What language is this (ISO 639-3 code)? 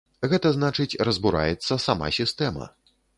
bel